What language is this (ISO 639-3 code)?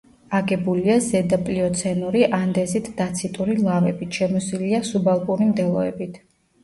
kat